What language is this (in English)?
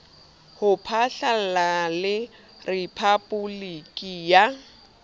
Southern Sotho